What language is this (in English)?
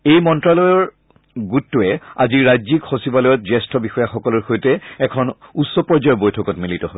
Assamese